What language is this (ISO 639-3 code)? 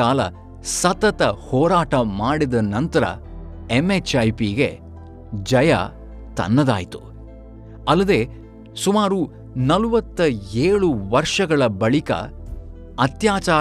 kan